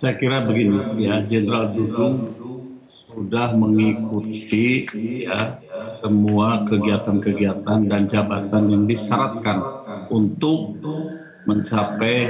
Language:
Indonesian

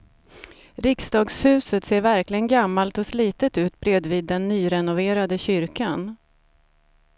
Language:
Swedish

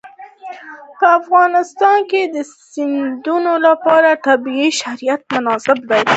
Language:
Pashto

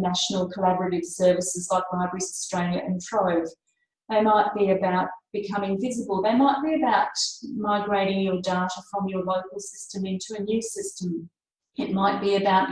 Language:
English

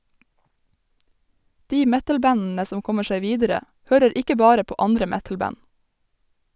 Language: Norwegian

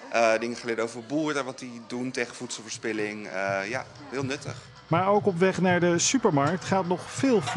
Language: Dutch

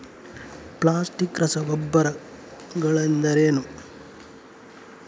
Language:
Kannada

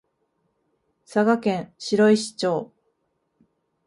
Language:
Japanese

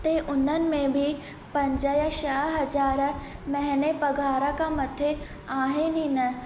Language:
Sindhi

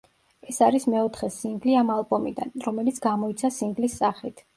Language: Georgian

